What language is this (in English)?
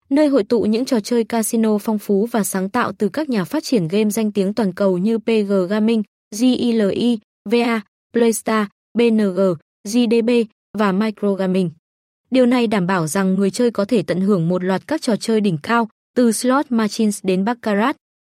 Vietnamese